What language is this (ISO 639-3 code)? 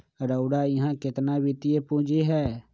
mag